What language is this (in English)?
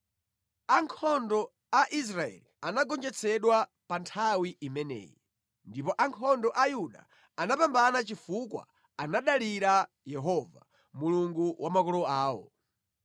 Nyanja